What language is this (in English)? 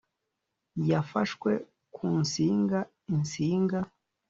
Kinyarwanda